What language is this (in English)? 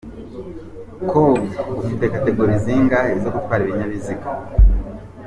Kinyarwanda